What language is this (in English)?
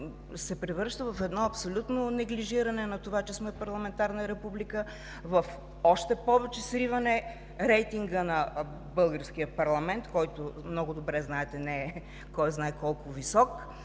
Bulgarian